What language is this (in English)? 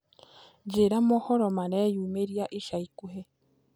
Kikuyu